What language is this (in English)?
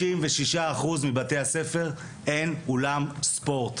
Hebrew